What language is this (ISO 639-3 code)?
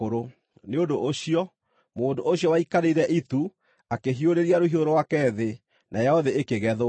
kik